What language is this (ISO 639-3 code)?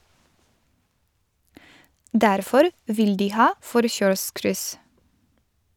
nor